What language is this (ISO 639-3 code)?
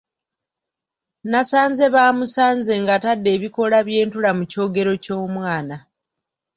lug